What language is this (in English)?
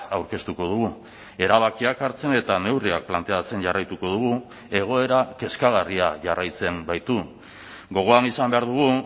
Basque